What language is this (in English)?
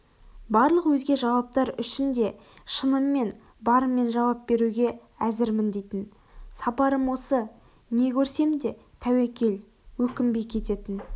Kazakh